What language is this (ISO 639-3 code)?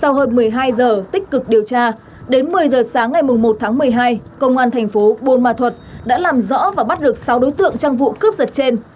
vie